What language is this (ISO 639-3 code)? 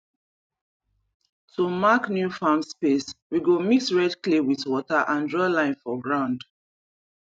pcm